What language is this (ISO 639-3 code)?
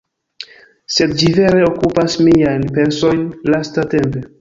epo